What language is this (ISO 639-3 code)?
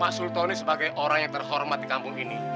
ind